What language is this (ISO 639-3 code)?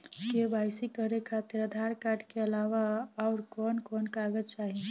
bho